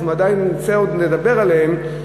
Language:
Hebrew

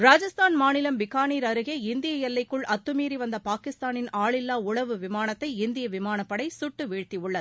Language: Tamil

